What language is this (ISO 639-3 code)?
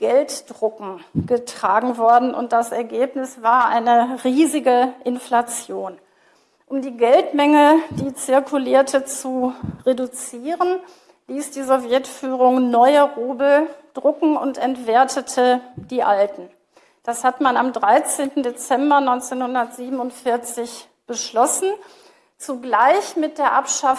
deu